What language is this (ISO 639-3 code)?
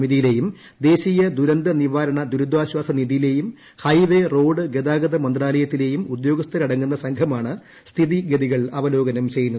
mal